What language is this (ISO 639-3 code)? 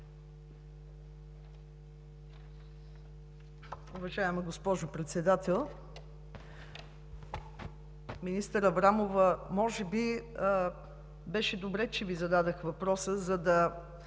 bul